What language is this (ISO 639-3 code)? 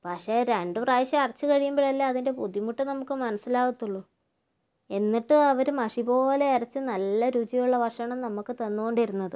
mal